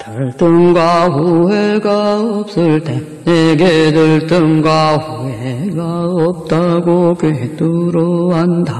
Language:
Korean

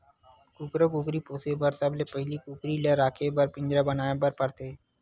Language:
Chhattisgarhi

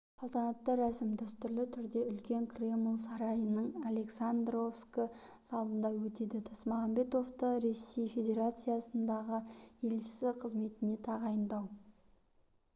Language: Kazakh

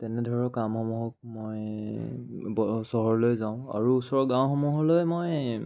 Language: Assamese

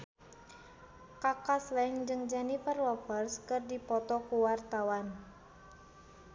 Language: Sundanese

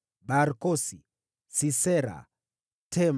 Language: Swahili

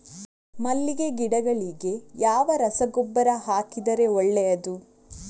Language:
Kannada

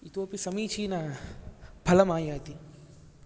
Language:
Sanskrit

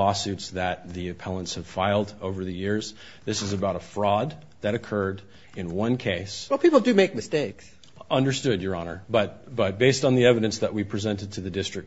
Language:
English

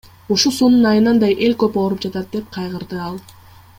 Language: Kyrgyz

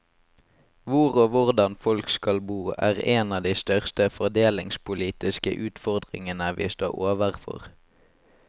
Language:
Norwegian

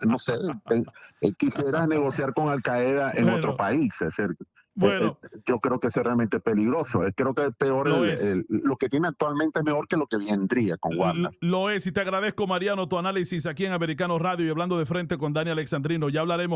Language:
Spanish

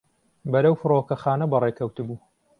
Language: Central Kurdish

